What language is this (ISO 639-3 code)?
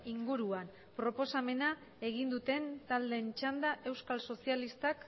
eus